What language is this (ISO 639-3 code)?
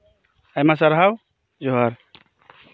sat